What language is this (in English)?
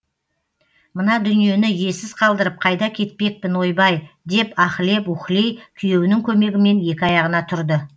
Kazakh